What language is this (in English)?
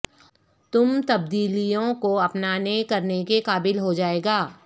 Urdu